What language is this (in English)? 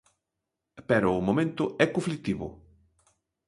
Galician